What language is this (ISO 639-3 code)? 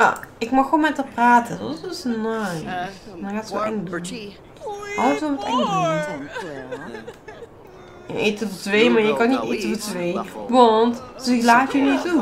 nld